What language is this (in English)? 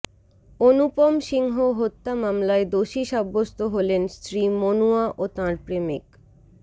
Bangla